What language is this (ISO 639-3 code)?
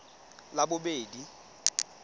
tsn